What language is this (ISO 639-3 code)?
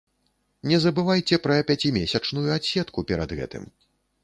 bel